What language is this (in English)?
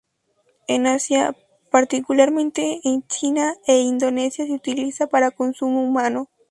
Spanish